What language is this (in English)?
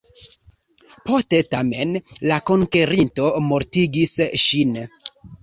Esperanto